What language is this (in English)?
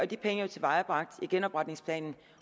Danish